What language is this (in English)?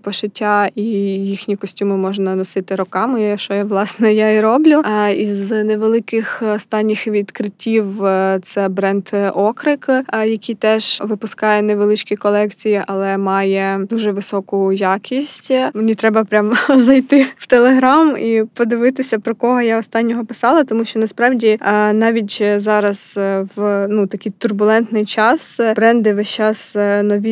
Ukrainian